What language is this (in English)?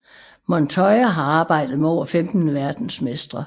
Danish